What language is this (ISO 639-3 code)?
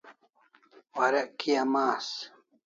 kls